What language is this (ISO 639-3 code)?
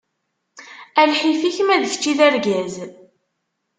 kab